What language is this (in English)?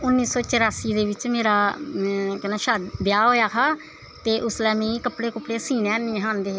Dogri